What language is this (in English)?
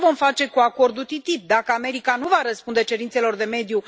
Romanian